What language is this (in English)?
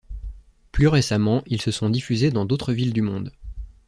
French